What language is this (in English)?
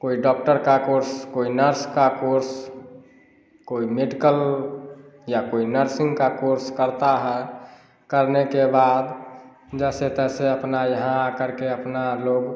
Hindi